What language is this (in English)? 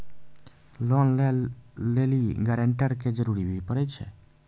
Maithili